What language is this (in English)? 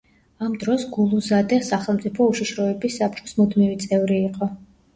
Georgian